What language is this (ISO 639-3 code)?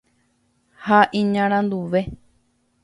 grn